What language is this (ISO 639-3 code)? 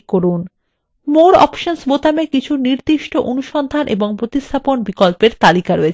ben